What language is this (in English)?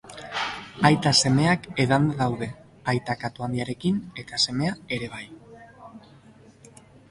Basque